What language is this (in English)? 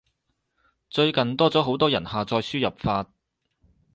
Cantonese